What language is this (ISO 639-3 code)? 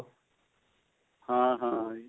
pan